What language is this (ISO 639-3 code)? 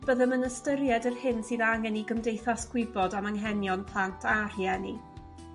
cym